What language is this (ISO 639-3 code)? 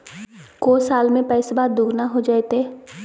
mag